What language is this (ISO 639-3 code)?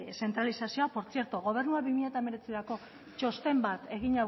eus